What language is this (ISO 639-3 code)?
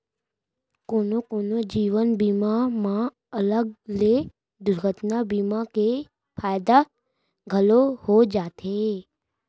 hne